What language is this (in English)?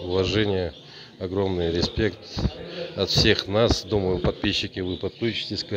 Russian